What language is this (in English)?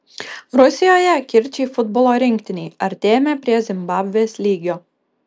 Lithuanian